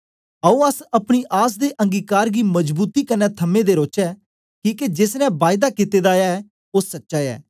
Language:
Dogri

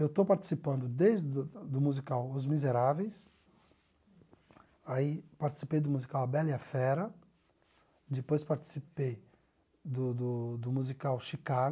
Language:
Portuguese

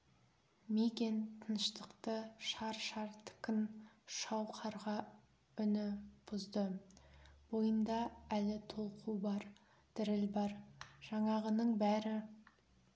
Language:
Kazakh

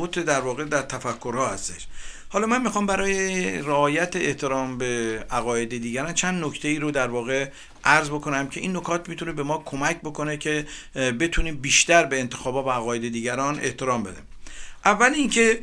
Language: Persian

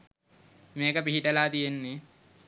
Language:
Sinhala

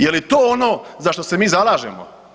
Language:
Croatian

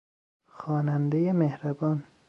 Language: Persian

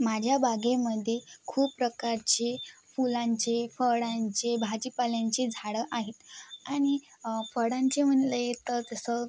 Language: Marathi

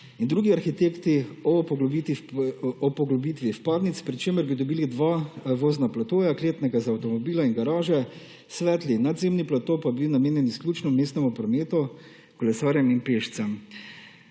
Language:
Slovenian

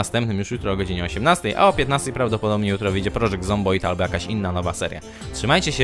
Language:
Polish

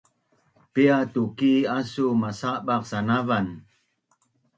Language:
Bunun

